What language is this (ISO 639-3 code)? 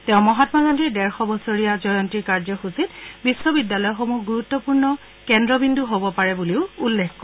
asm